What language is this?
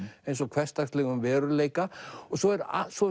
Icelandic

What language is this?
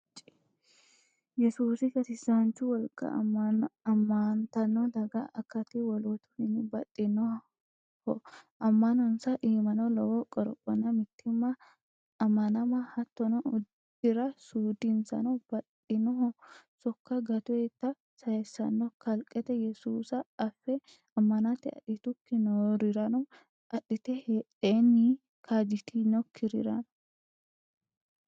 Sidamo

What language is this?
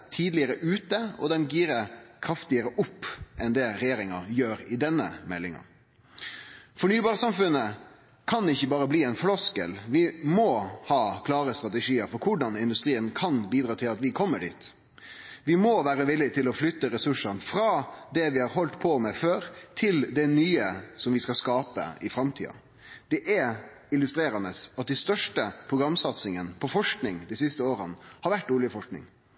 Norwegian Nynorsk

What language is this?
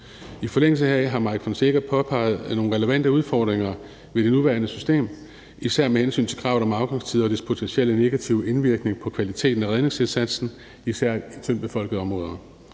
Danish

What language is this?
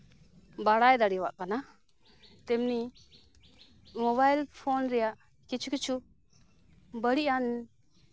Santali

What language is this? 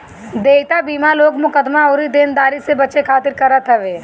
Bhojpuri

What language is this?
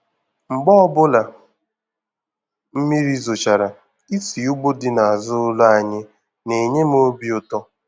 Igbo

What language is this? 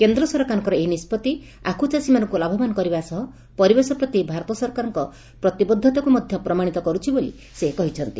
Odia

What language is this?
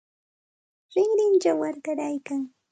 Santa Ana de Tusi Pasco Quechua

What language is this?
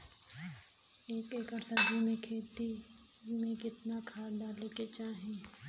Bhojpuri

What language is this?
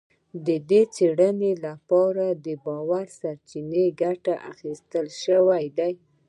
Pashto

